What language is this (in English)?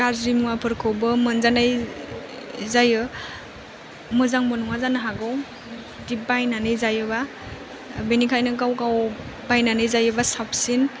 Bodo